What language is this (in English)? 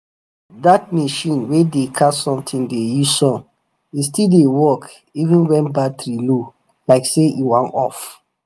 Nigerian Pidgin